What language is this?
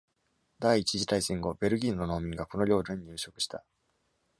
Japanese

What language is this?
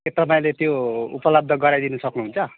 Nepali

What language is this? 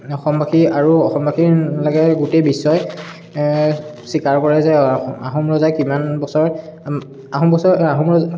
Assamese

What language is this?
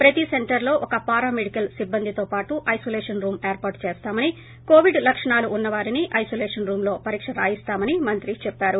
Telugu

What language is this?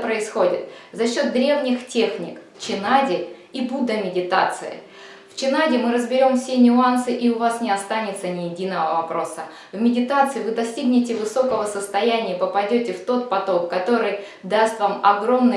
Russian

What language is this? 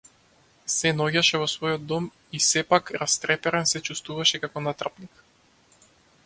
Macedonian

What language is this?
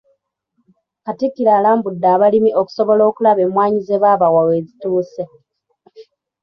Ganda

